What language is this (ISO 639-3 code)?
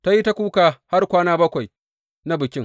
hau